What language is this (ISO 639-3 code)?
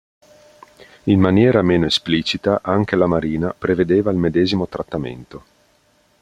ita